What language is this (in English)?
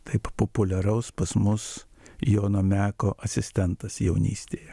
Lithuanian